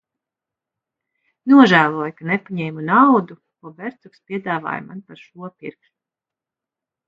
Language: Latvian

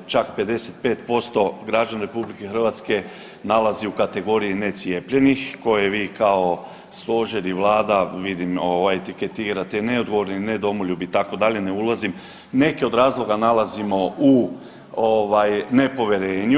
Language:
Croatian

